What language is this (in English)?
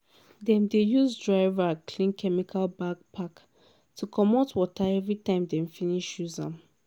Nigerian Pidgin